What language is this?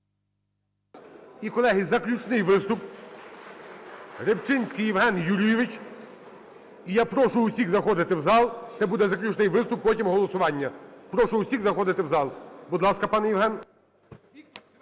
Ukrainian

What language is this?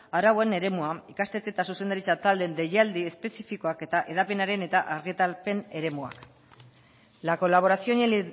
Basque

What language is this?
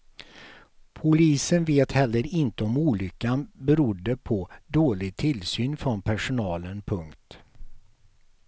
Swedish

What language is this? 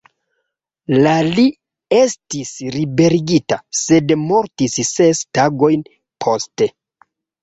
Esperanto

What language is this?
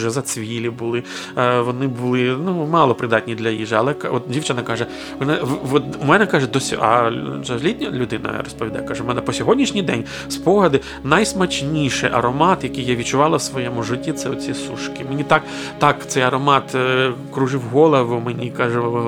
Ukrainian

